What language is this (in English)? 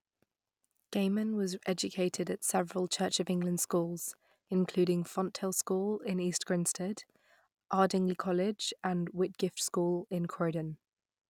English